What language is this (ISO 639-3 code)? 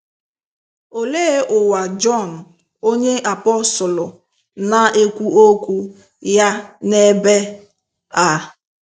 ibo